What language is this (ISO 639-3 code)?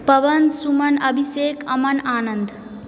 mai